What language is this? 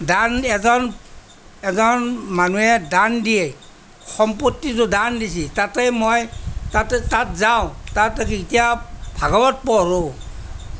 Assamese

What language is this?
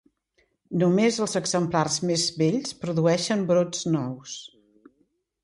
Catalan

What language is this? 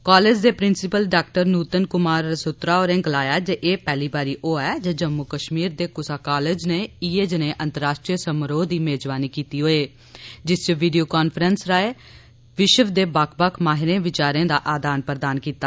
Dogri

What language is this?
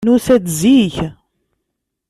Kabyle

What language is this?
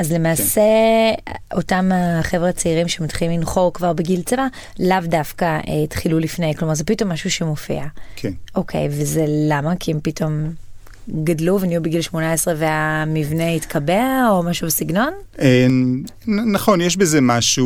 Hebrew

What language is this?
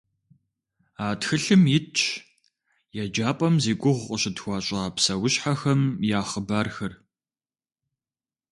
Kabardian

